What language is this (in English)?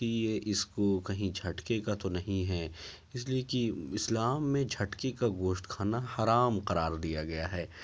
Urdu